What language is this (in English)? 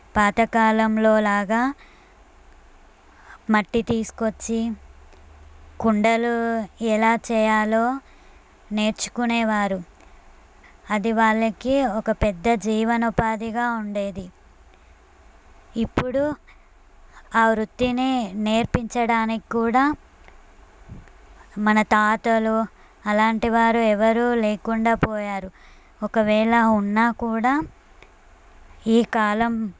Telugu